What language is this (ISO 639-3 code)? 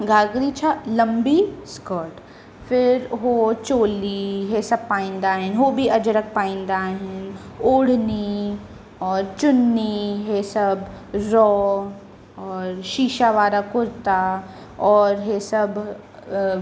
snd